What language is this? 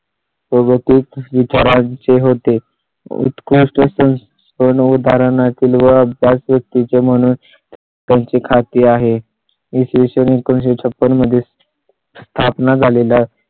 Marathi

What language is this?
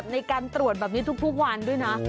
Thai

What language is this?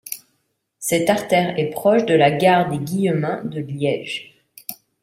French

